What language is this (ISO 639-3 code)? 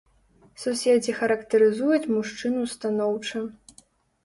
bel